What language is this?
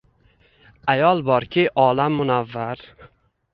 Uzbek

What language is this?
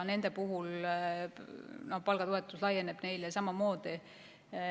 Estonian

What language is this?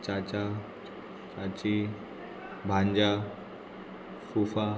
Konkani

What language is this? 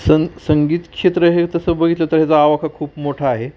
Marathi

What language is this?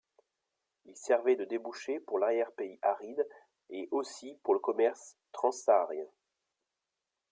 French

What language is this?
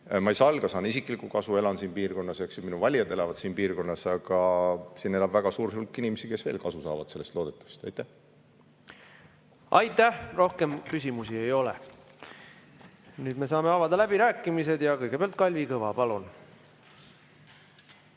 Estonian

